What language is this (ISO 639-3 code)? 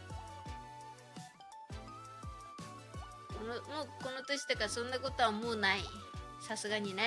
jpn